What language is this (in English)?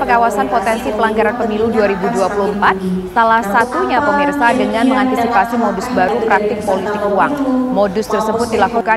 Indonesian